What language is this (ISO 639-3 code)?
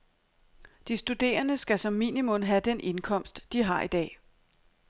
dan